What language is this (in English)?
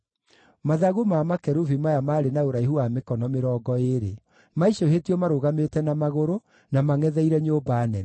Kikuyu